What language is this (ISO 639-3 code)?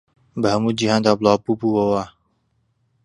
ckb